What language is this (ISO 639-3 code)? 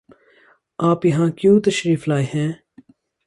urd